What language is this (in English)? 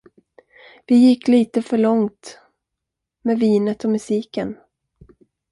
Swedish